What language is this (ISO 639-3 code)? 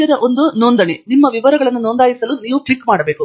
kan